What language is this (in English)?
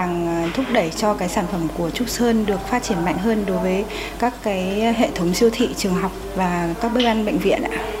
Vietnamese